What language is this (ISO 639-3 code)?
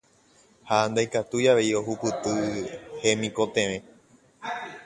grn